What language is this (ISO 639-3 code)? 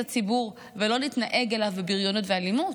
heb